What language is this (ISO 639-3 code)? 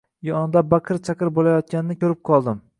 uzb